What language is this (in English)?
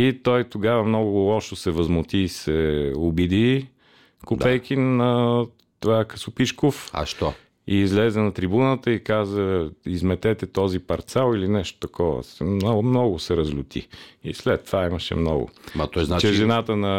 Bulgarian